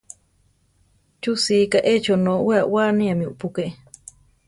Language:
Central Tarahumara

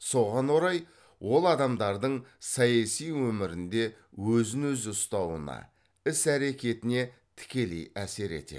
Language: Kazakh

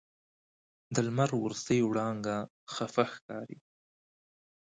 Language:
Pashto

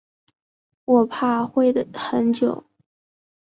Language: Chinese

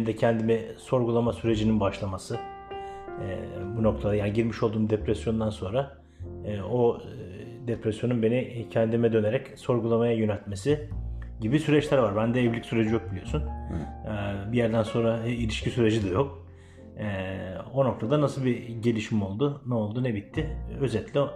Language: Turkish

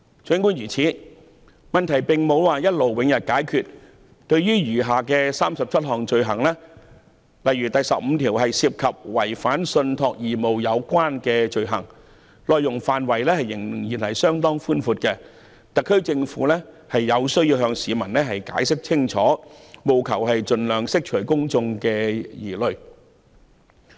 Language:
Cantonese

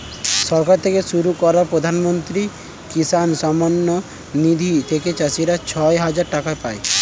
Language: Bangla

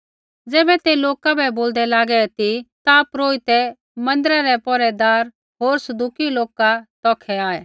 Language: Kullu Pahari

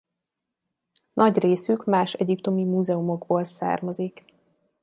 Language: Hungarian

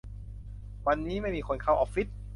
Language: Thai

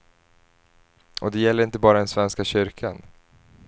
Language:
Swedish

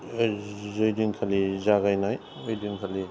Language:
Bodo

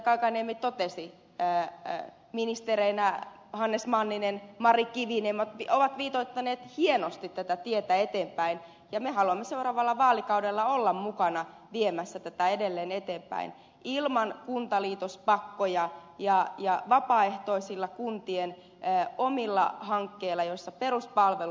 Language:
Finnish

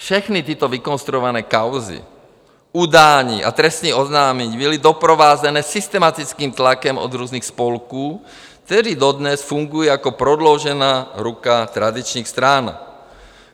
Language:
Czech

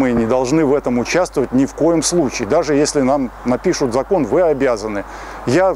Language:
Russian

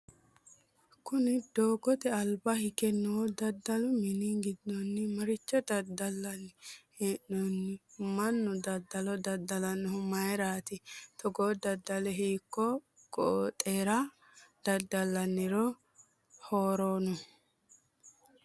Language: Sidamo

